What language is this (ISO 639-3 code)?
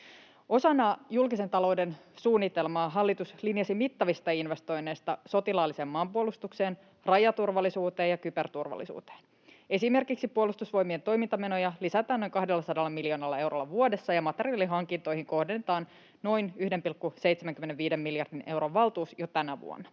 fin